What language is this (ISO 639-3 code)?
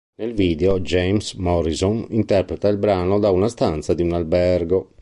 ita